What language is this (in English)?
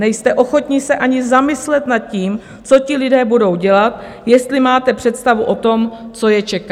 Czech